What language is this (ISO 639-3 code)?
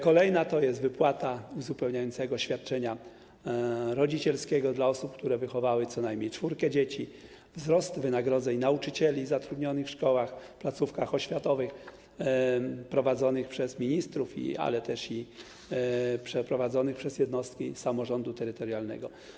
pol